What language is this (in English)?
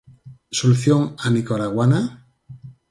Galician